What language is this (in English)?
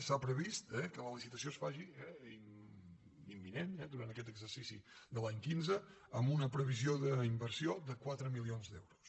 Catalan